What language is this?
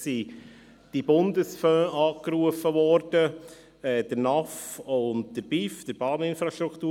Swiss German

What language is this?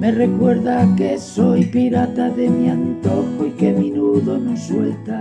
Spanish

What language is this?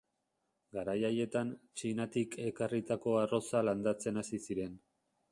Basque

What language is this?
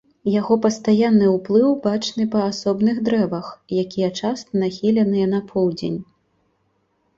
Belarusian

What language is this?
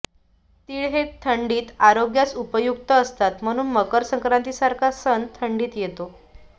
Marathi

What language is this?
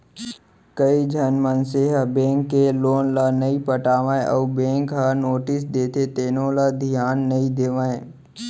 Chhattisgarhi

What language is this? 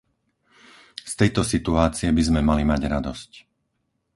Slovak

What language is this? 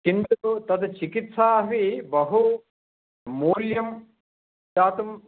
Sanskrit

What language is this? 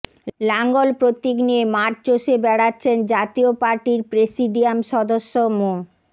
Bangla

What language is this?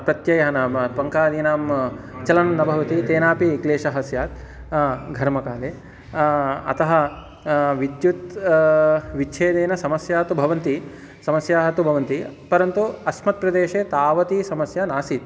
Sanskrit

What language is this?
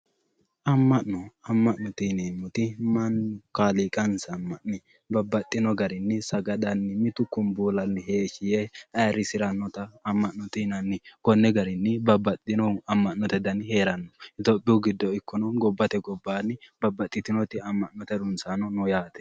Sidamo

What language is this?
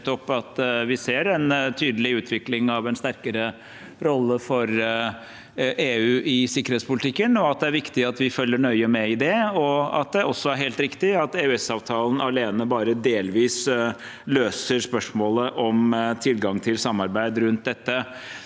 Norwegian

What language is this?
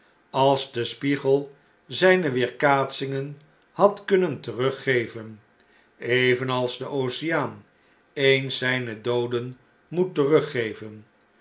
Dutch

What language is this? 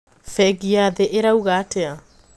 Kikuyu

